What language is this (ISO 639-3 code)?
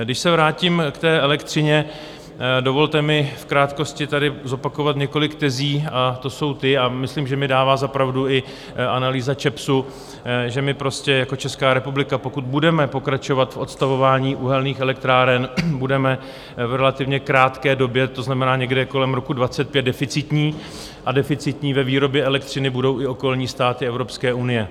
ces